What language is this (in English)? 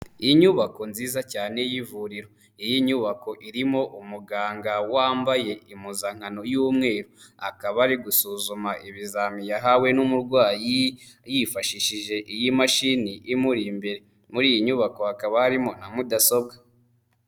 Kinyarwanda